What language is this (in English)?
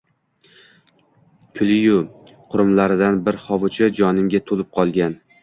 Uzbek